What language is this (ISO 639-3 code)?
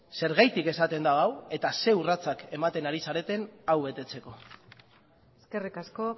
eus